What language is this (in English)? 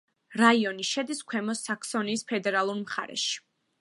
Georgian